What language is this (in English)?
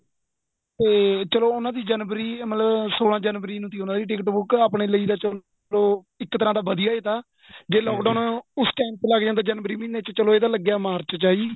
Punjabi